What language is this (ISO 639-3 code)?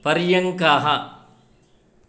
san